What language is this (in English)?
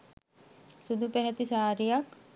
Sinhala